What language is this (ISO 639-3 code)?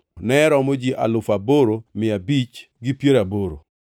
luo